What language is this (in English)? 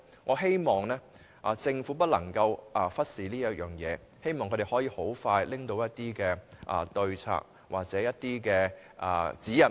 Cantonese